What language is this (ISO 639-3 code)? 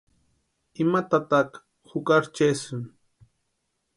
pua